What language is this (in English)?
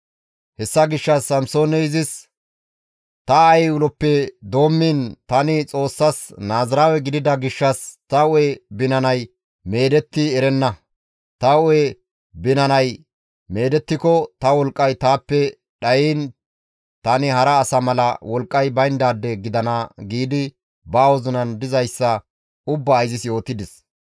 Gamo